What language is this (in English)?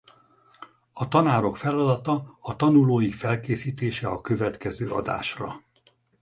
Hungarian